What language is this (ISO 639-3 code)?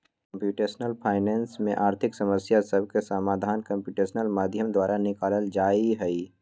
mag